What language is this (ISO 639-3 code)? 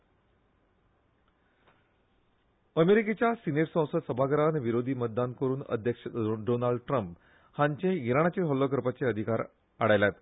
kok